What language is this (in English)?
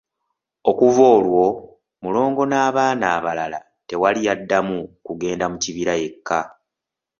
Ganda